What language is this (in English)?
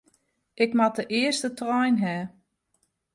Western Frisian